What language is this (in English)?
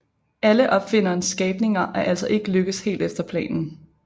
Danish